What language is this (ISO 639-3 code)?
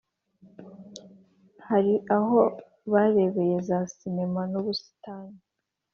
kin